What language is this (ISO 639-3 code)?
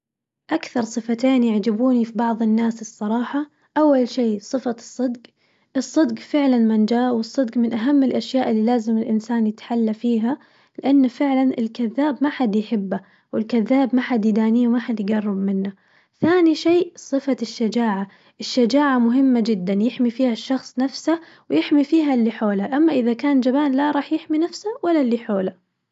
ars